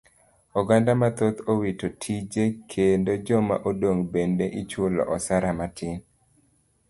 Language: Luo (Kenya and Tanzania)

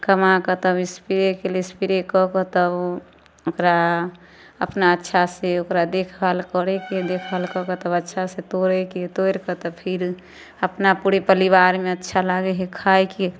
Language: Maithili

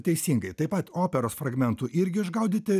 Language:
Lithuanian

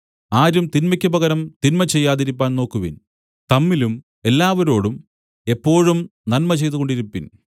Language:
Malayalam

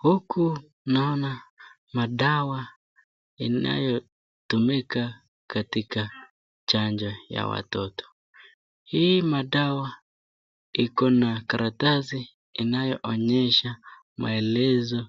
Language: Swahili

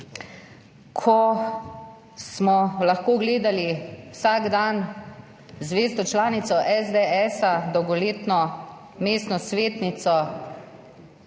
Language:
Slovenian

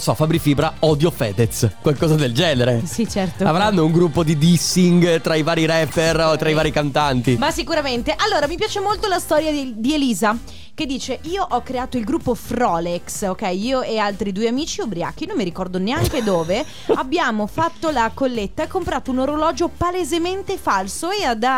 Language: Italian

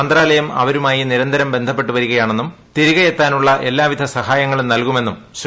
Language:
Malayalam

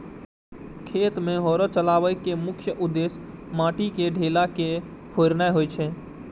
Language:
Maithili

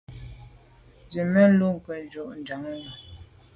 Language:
Medumba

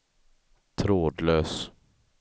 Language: Swedish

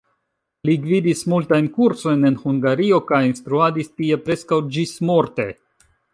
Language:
Esperanto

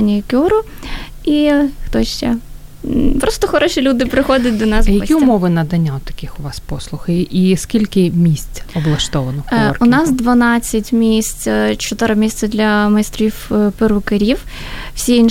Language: Ukrainian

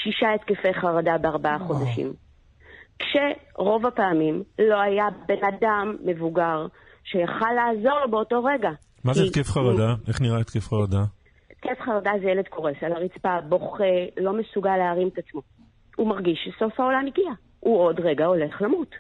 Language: Hebrew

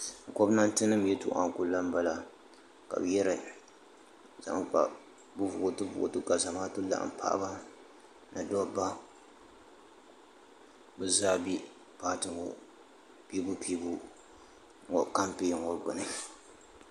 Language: Dagbani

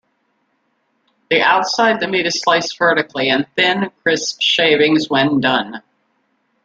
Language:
English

